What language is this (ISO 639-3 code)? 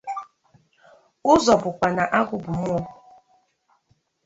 ibo